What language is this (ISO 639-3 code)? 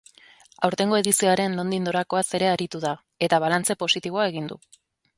eus